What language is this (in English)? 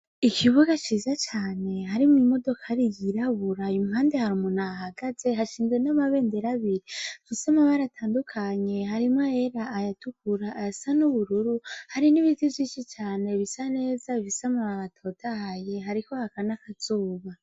Rundi